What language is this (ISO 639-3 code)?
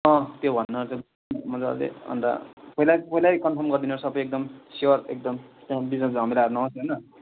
nep